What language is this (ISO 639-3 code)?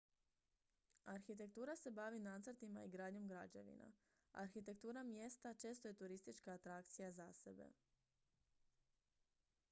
hrv